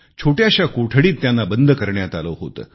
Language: Marathi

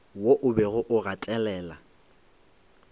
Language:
Northern Sotho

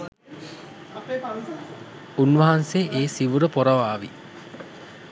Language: Sinhala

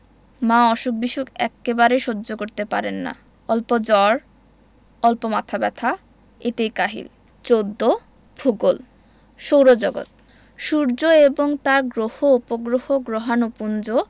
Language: Bangla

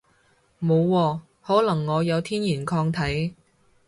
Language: Cantonese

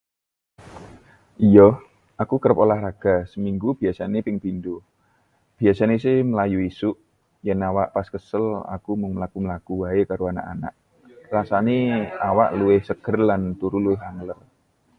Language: Javanese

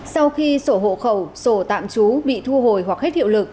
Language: Vietnamese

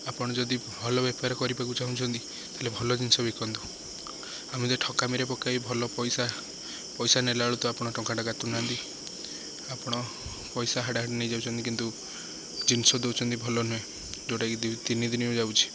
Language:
Odia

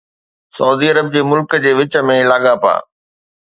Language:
Sindhi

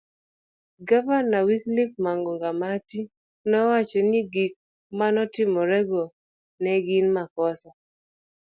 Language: Luo (Kenya and Tanzania)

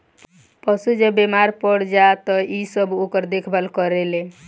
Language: Bhojpuri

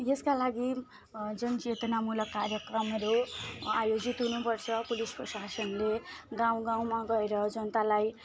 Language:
Nepali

